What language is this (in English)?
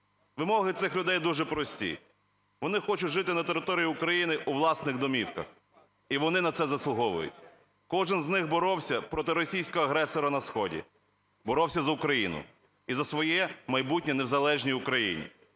Ukrainian